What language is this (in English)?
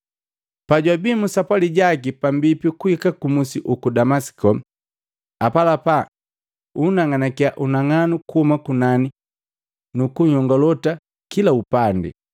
Matengo